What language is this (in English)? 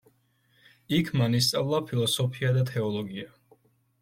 Georgian